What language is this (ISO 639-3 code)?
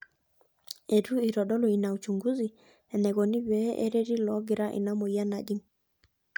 mas